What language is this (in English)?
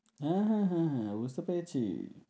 Bangla